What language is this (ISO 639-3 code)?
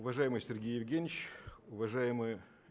rus